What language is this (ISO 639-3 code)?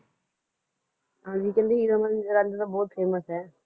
pan